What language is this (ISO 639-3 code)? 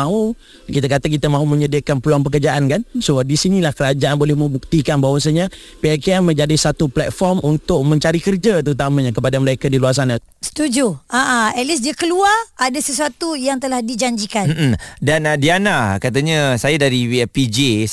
msa